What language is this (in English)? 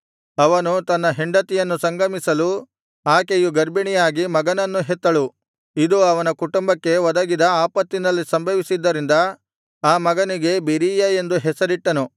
Kannada